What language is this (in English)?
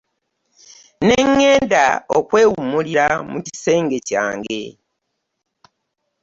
Ganda